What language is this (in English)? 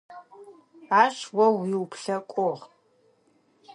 Adyghe